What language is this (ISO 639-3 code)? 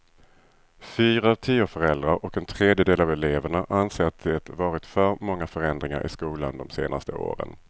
swe